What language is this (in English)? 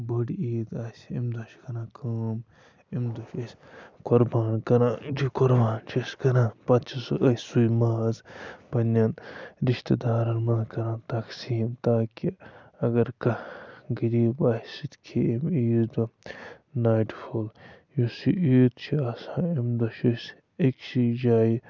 Kashmiri